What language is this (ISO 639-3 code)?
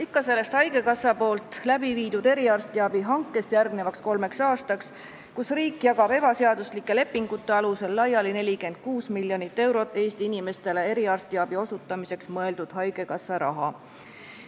est